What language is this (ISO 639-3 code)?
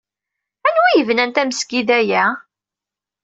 kab